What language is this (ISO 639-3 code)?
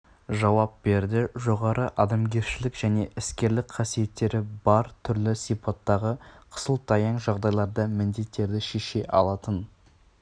kaz